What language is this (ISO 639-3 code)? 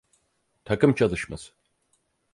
tur